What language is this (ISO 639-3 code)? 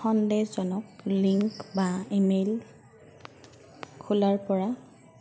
asm